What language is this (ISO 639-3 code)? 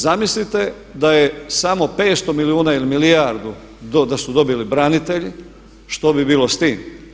hrv